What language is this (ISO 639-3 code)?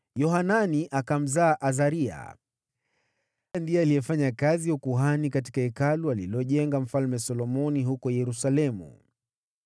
swa